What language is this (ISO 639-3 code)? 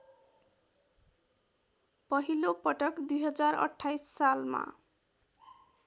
nep